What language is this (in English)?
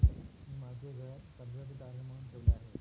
Marathi